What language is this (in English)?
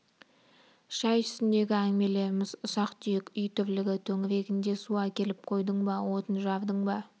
Kazakh